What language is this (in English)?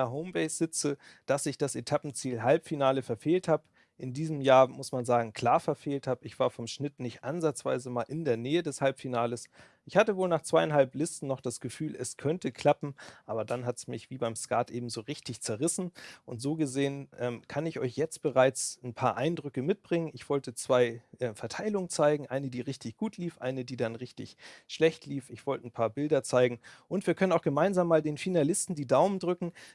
German